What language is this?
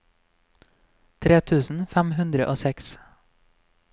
Norwegian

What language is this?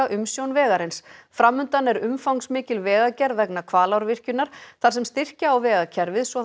Icelandic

